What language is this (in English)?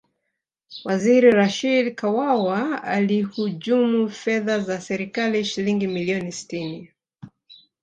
Swahili